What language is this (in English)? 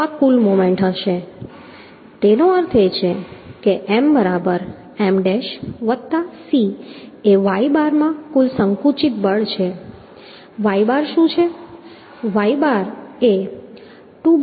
Gujarati